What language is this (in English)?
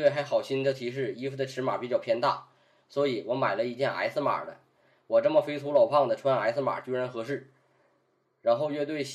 Chinese